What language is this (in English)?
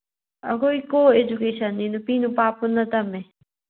Manipuri